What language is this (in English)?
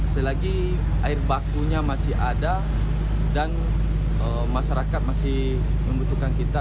Indonesian